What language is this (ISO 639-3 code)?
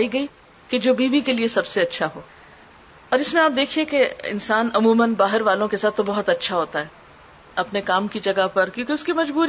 urd